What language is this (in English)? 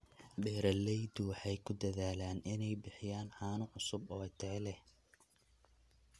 Somali